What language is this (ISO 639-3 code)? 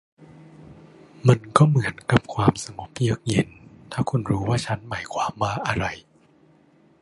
tha